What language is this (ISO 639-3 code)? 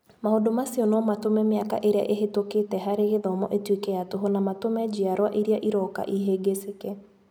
kik